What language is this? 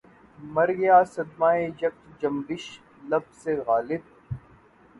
Urdu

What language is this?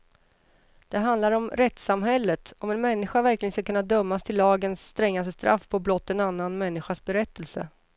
Swedish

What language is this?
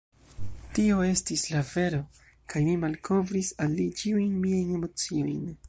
Esperanto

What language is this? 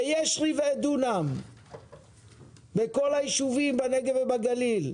Hebrew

